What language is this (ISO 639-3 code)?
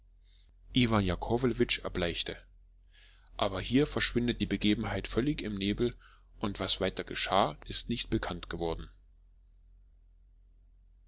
deu